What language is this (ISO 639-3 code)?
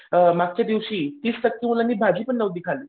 mar